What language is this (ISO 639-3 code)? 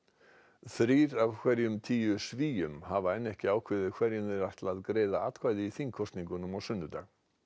isl